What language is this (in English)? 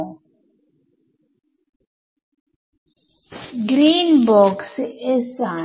Malayalam